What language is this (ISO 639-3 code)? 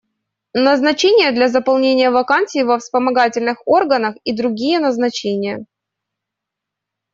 rus